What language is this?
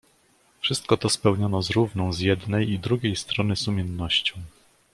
Polish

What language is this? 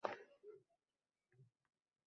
Uzbek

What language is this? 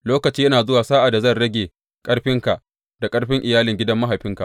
Hausa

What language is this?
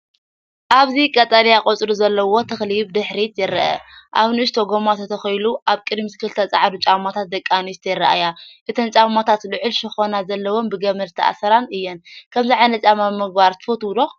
Tigrinya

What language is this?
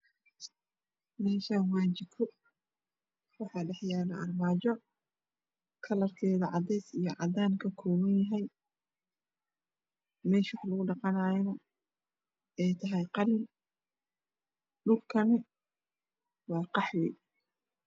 Somali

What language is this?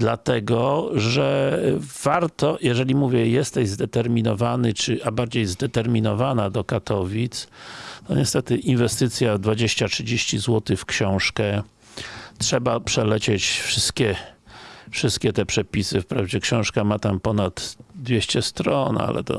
Polish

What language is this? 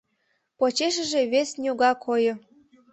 Mari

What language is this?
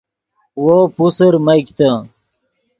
Yidgha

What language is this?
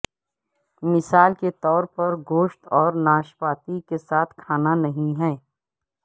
Urdu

